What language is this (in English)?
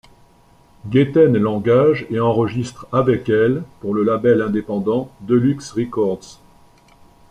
French